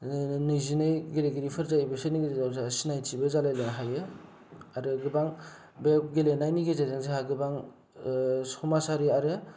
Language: Bodo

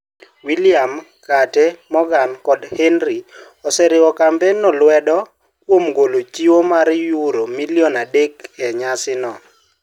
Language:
Luo (Kenya and Tanzania)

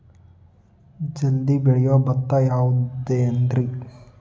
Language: Kannada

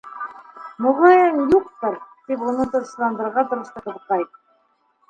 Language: Bashkir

